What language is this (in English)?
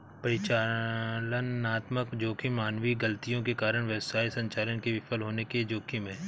Hindi